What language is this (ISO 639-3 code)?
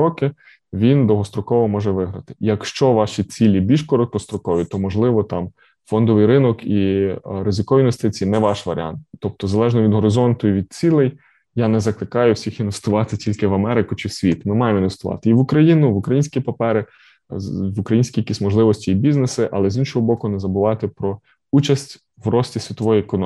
ukr